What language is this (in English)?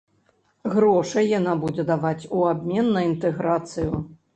Belarusian